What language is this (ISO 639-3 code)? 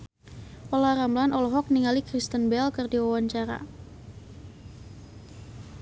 sun